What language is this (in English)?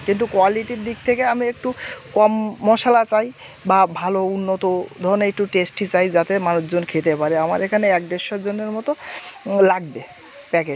Bangla